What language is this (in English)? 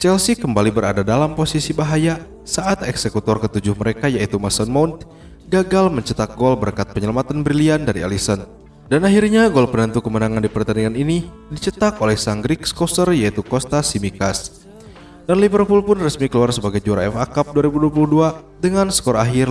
Indonesian